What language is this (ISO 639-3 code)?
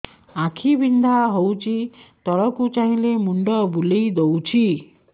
ori